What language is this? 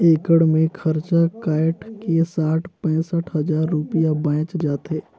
Chhattisgarhi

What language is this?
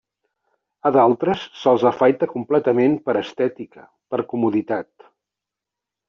Catalan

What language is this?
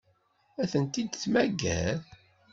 Kabyle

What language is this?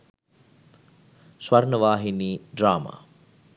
Sinhala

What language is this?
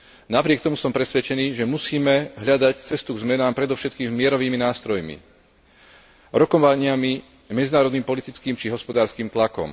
Slovak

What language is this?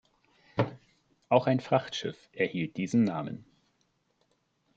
German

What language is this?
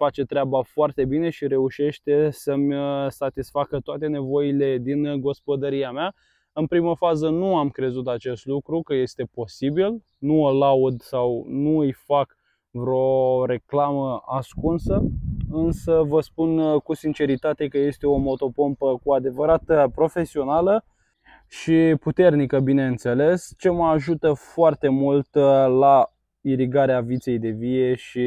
Romanian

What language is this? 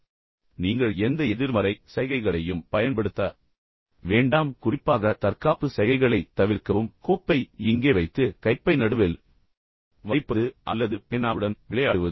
Tamil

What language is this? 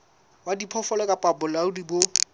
Southern Sotho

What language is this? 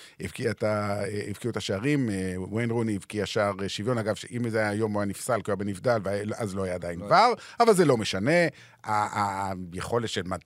Hebrew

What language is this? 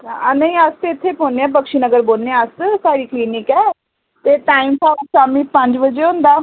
Dogri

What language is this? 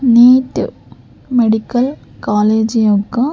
Telugu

